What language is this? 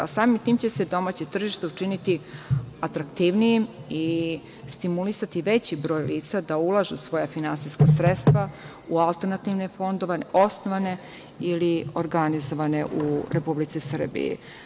Serbian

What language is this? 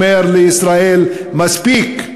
Hebrew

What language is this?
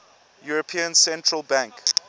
English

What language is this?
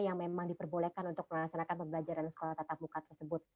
Indonesian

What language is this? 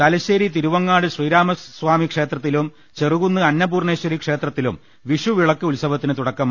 Malayalam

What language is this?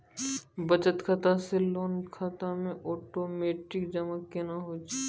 Maithili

